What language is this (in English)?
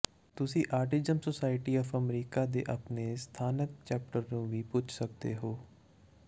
Punjabi